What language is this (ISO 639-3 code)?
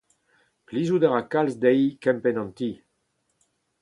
bre